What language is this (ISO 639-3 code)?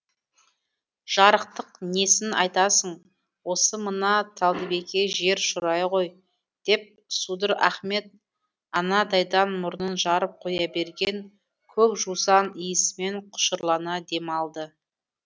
kaz